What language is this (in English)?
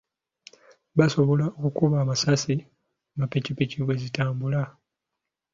Ganda